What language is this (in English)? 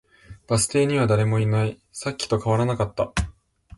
Japanese